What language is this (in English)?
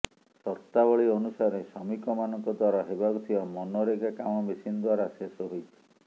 Odia